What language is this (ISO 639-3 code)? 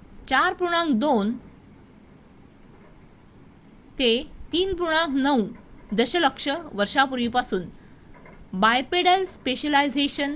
mar